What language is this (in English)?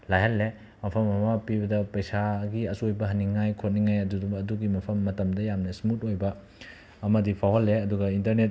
Manipuri